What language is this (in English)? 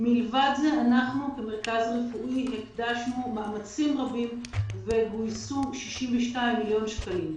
Hebrew